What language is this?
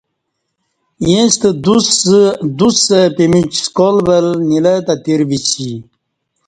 Kati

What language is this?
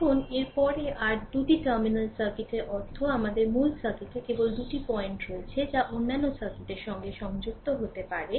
Bangla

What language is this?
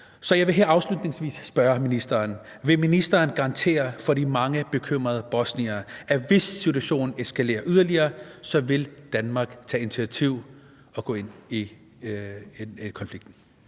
Danish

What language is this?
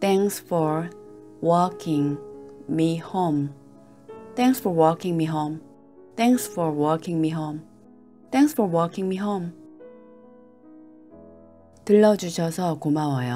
Korean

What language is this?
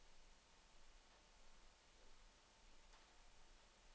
Norwegian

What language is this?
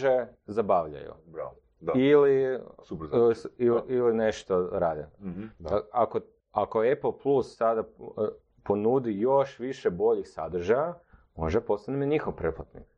Croatian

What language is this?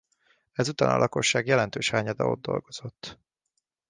Hungarian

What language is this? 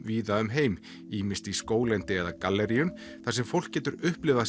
Icelandic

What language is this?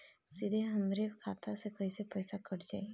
Bhojpuri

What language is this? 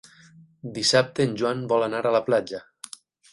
Catalan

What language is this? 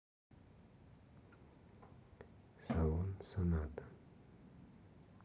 Russian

